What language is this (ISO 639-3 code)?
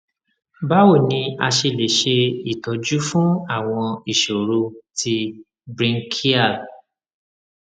yor